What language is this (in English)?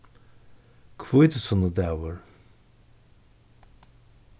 Faroese